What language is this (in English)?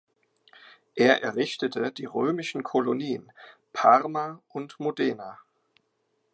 German